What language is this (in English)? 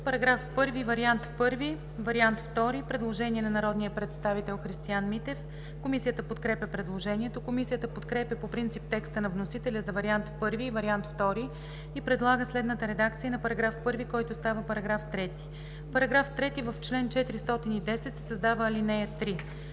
Bulgarian